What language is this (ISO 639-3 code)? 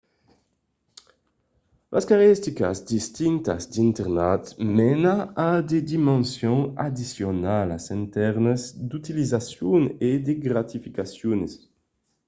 oci